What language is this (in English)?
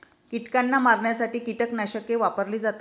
Marathi